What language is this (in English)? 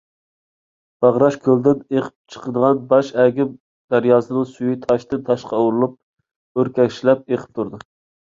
Uyghur